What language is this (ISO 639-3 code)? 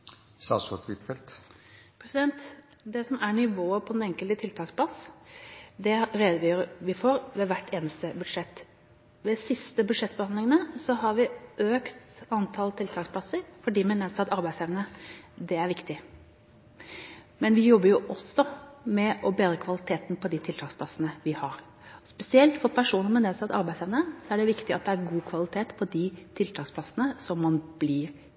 nob